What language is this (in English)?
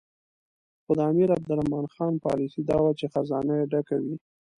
Pashto